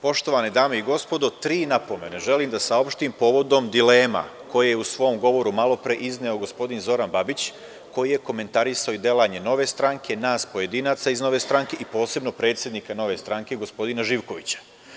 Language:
Serbian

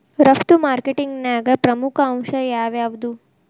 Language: Kannada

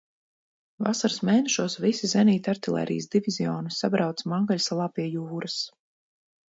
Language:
Latvian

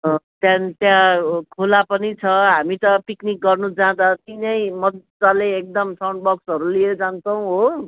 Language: Nepali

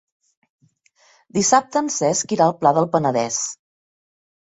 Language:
Catalan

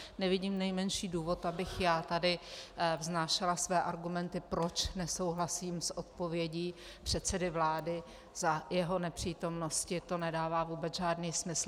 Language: Czech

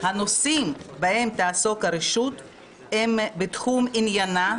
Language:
Hebrew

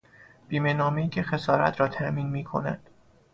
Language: Persian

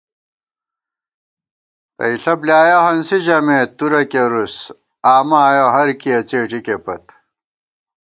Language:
Gawar-Bati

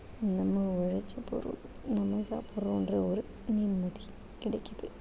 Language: Tamil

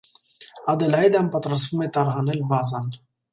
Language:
Armenian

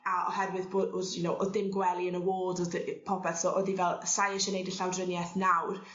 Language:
Welsh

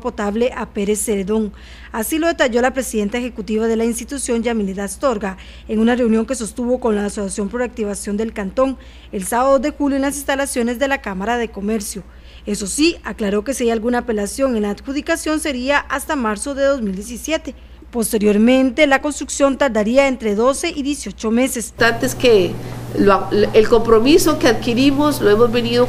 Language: Spanish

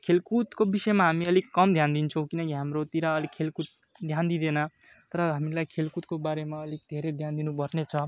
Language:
Nepali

